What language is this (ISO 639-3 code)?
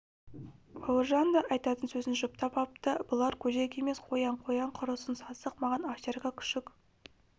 kaz